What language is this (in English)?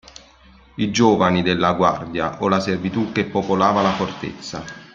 Italian